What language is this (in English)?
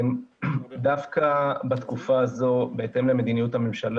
Hebrew